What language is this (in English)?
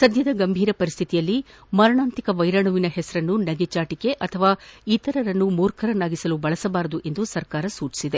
Kannada